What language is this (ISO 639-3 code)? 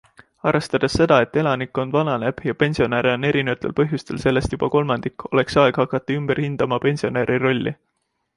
est